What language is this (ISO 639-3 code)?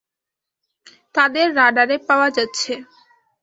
ben